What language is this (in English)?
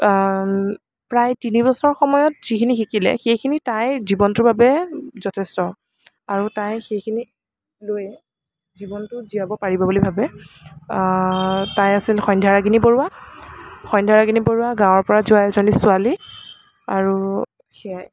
Assamese